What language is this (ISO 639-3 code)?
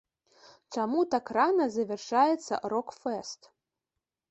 bel